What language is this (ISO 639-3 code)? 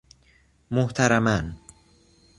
fas